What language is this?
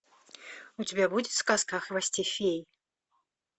Russian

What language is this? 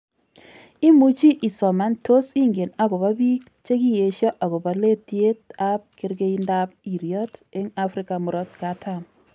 Kalenjin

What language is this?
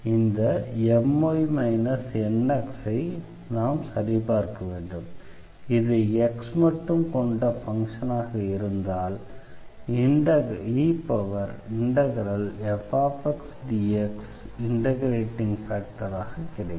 Tamil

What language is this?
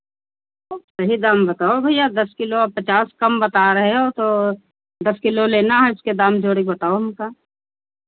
Hindi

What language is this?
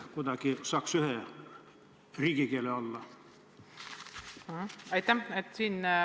Estonian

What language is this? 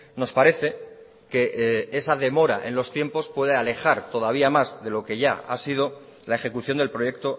Spanish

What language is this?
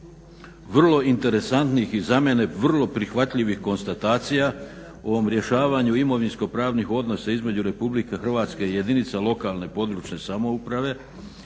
Croatian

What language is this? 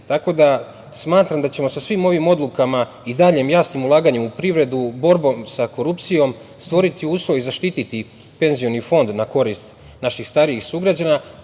Serbian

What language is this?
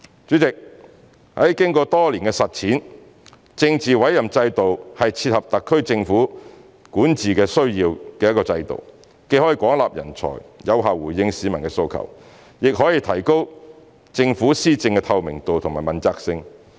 Cantonese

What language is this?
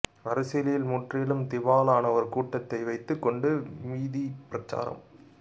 Tamil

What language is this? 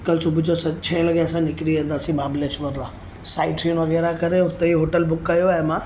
Sindhi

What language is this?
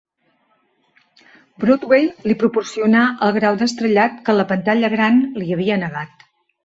Catalan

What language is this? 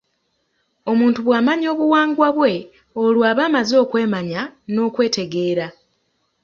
Ganda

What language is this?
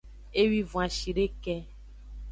Aja (Benin)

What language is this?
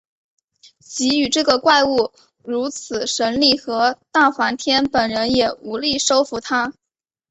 Chinese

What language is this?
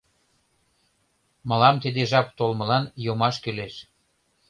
Mari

